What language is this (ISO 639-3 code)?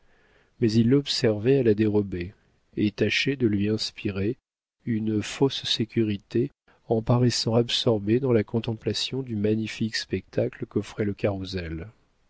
fra